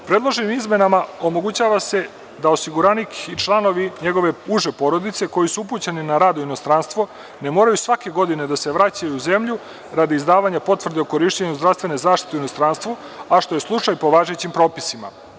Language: Serbian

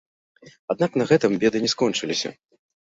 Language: Belarusian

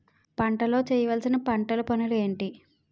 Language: Telugu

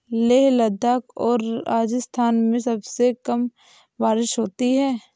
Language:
Hindi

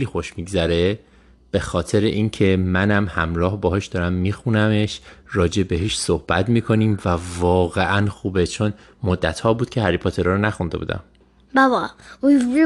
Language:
Persian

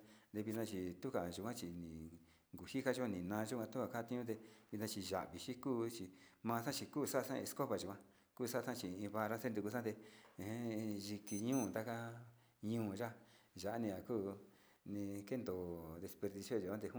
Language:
Sinicahua Mixtec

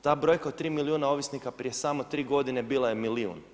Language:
Croatian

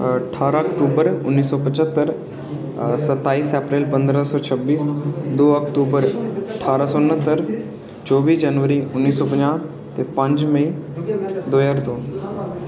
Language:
Dogri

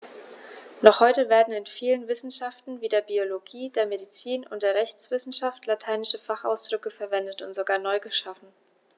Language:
German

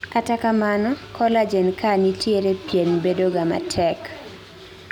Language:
Luo (Kenya and Tanzania)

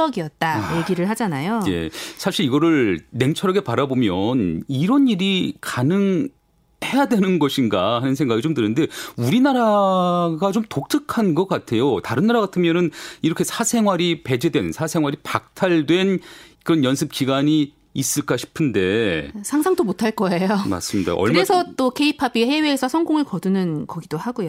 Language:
Korean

